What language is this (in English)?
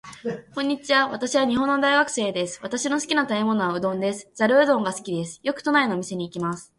Japanese